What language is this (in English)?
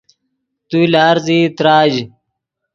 Yidgha